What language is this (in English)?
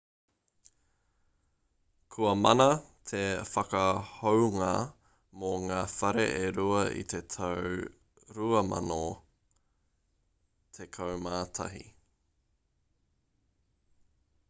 Māori